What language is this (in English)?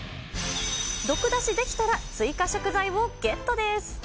Japanese